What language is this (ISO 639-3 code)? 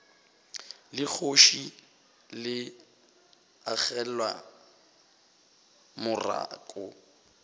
nso